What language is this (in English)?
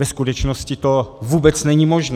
Czech